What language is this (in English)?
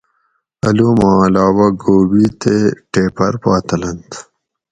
Gawri